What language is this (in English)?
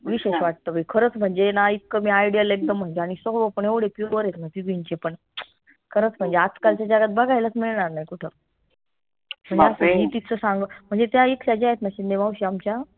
Marathi